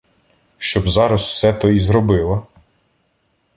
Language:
Ukrainian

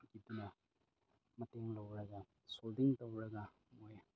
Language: Manipuri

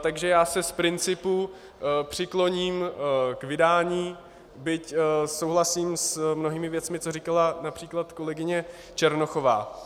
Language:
Czech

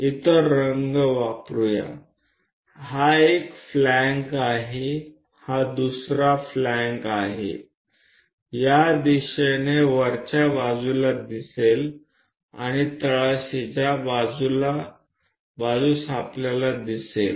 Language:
Marathi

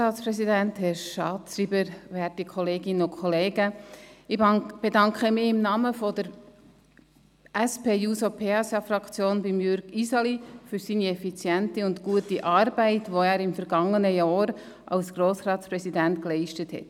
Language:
Swiss German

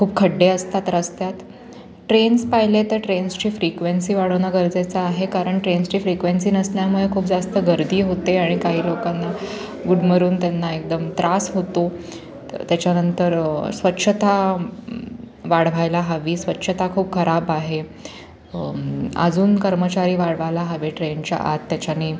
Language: Marathi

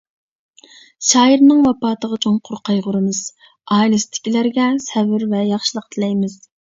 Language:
Uyghur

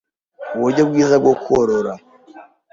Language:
Kinyarwanda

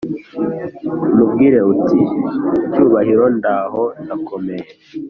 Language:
Kinyarwanda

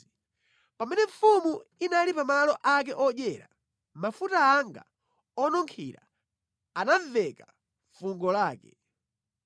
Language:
Nyanja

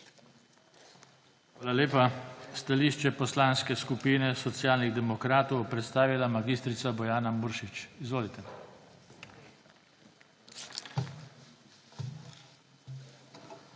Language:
Slovenian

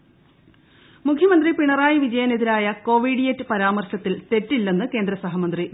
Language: Malayalam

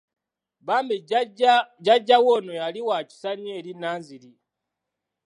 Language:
Ganda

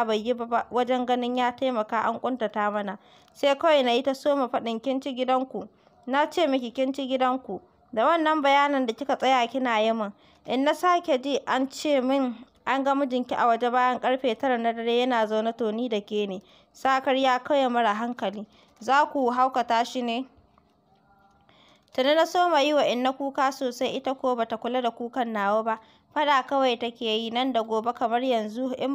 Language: Arabic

